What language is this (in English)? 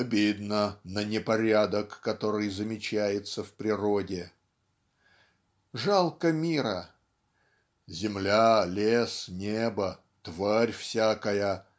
Russian